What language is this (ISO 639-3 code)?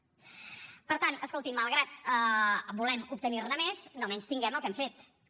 cat